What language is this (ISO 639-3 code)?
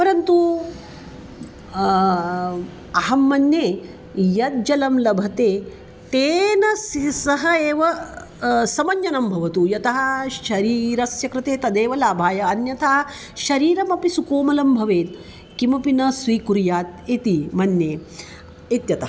san